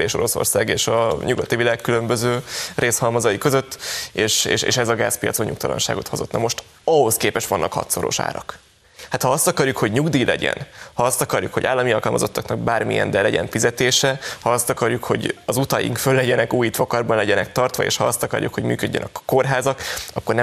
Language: Hungarian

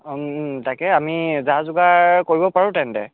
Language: Assamese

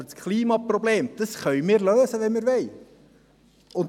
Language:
Swiss German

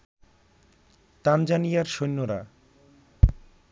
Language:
Bangla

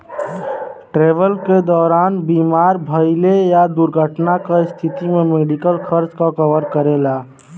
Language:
Bhojpuri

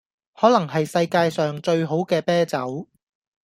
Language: Cantonese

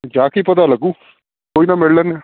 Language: Punjabi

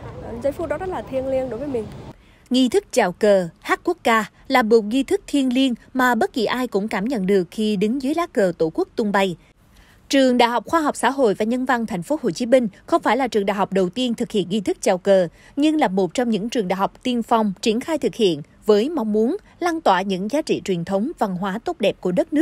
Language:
Vietnamese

